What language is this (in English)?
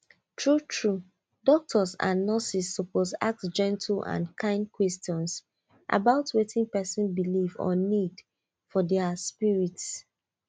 Nigerian Pidgin